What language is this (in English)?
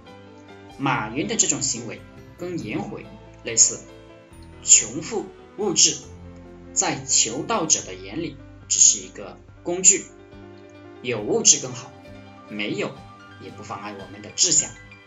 Chinese